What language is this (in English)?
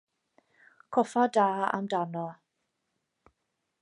Welsh